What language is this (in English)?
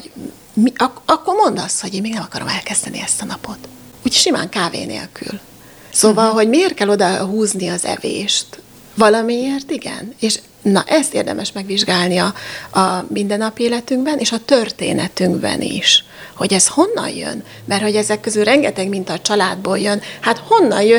Hungarian